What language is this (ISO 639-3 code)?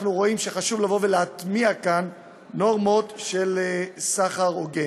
heb